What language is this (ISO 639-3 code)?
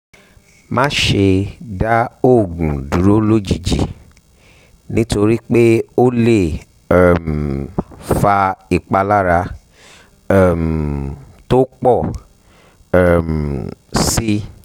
yor